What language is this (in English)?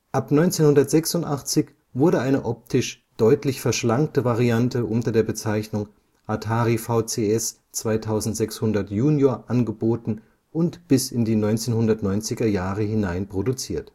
German